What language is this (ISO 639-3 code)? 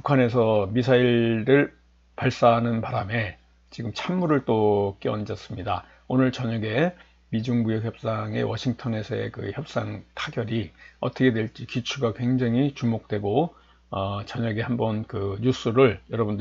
kor